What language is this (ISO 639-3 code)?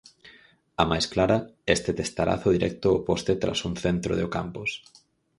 glg